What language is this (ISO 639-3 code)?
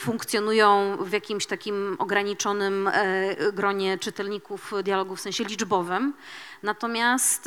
pol